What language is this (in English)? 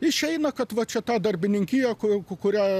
Lithuanian